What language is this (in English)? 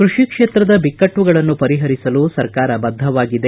Kannada